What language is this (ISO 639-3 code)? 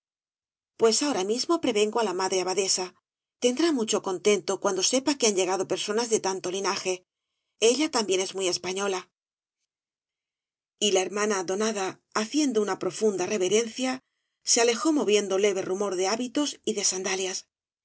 spa